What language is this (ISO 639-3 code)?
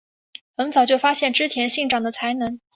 zho